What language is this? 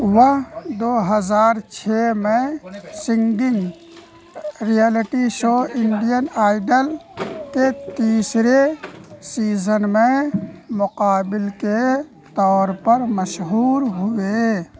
Urdu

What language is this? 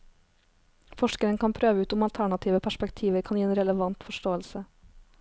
Norwegian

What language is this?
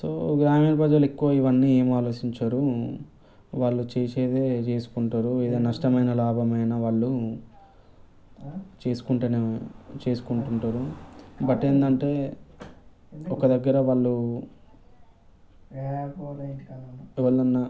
Telugu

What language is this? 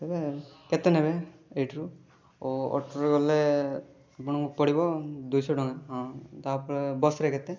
Odia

